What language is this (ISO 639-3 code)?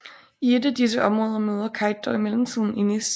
dan